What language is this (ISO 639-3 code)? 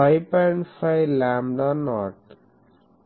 tel